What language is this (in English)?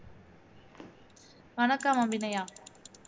Tamil